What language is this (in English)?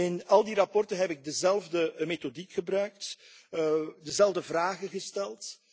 Dutch